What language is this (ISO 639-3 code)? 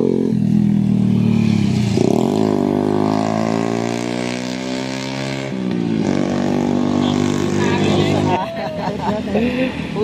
fil